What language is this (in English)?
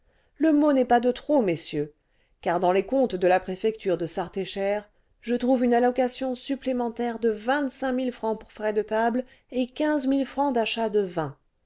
French